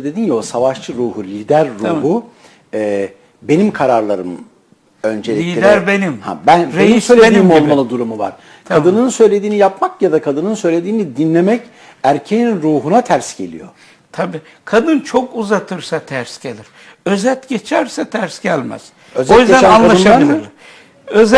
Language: Turkish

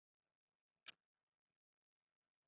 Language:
Chinese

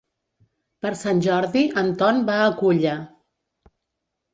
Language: Catalan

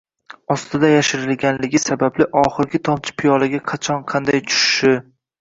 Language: Uzbek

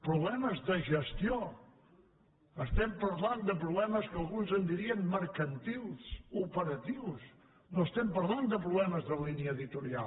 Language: Catalan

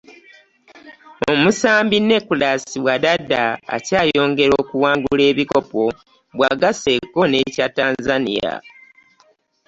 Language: Ganda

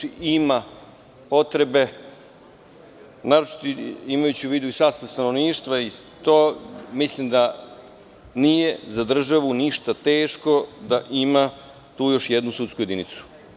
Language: Serbian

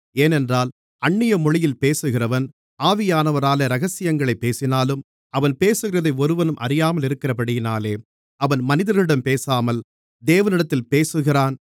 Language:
Tamil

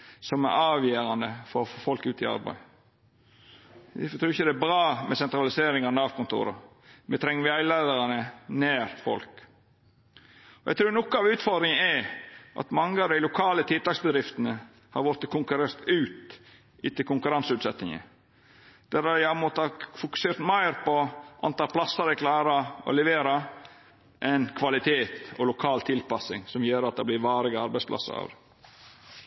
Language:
Norwegian Nynorsk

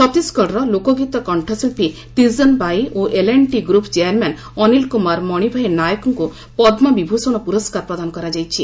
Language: Odia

